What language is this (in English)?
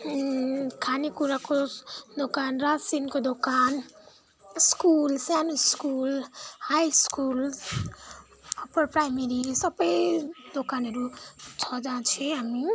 Nepali